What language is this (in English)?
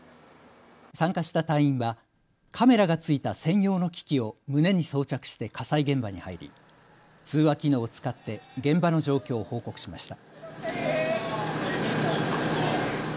Japanese